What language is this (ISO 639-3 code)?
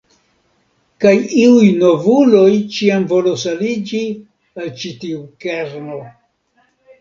epo